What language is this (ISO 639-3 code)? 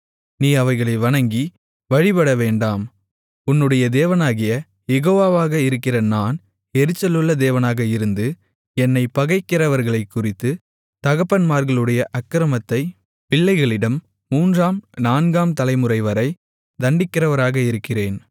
tam